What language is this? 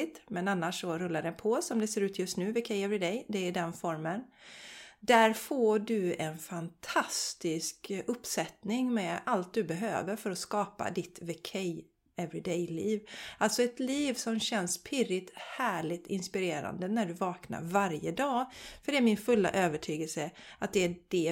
Swedish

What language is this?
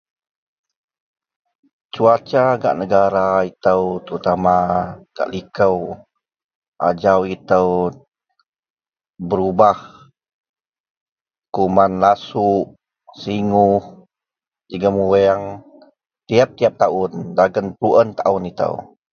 Central Melanau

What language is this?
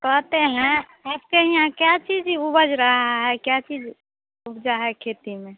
Hindi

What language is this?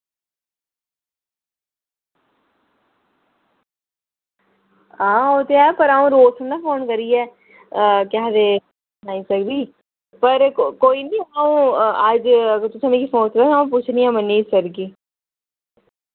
Dogri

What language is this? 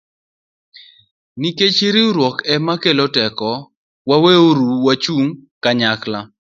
Luo (Kenya and Tanzania)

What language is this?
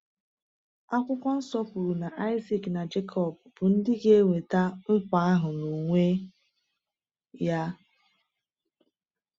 Igbo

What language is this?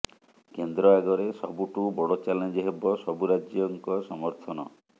Odia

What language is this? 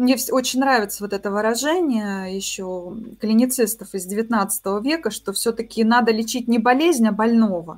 Russian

